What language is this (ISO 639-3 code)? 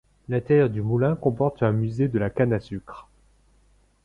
fra